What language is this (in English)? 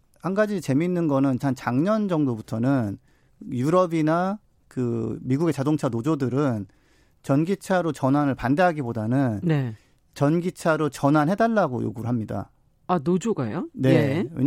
Korean